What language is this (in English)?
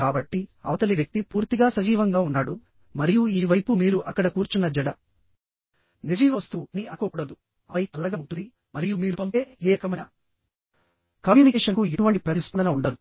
Telugu